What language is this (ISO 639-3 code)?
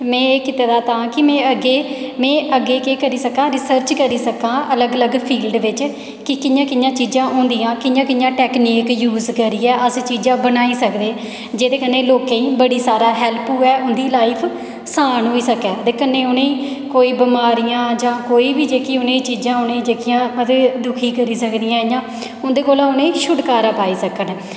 doi